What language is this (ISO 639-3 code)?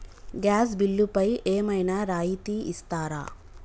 tel